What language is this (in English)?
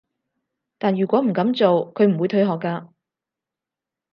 Cantonese